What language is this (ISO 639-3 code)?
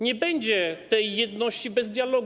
pol